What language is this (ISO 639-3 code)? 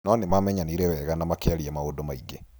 kik